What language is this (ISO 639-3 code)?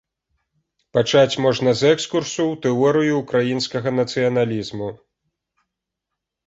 bel